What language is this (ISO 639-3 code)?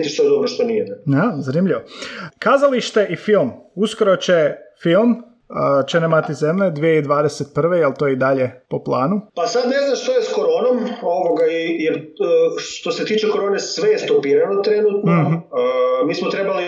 hrv